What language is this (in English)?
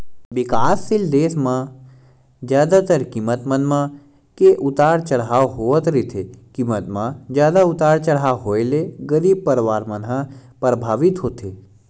Chhattisgarhi